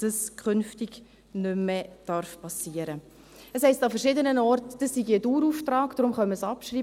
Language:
Swiss German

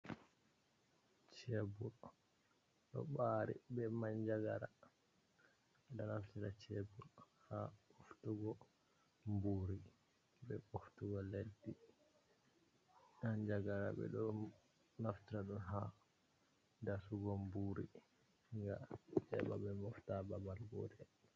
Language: Fula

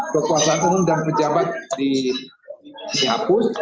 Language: Indonesian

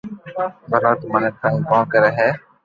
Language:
Loarki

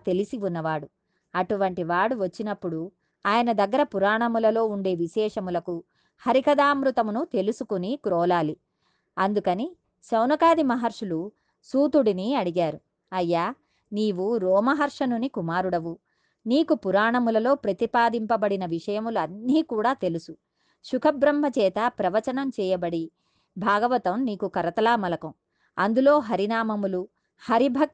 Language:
Telugu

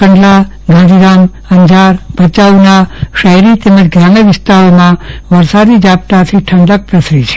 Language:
Gujarati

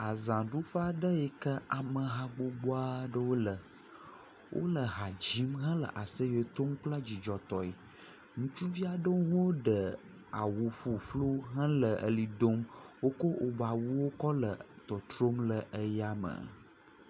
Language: Ewe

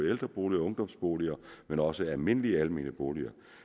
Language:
Danish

